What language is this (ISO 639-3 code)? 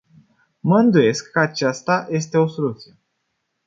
ron